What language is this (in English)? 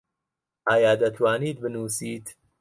Central Kurdish